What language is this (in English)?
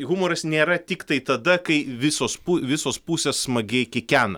Lithuanian